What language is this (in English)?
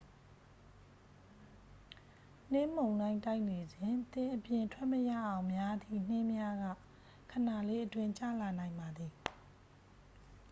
Burmese